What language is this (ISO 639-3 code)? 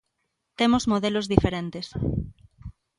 glg